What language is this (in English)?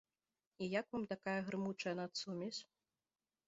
Belarusian